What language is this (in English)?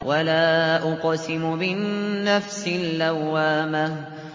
Arabic